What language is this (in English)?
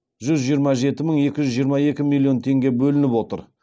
Kazakh